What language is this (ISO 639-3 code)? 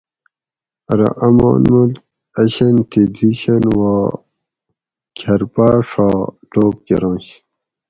gwc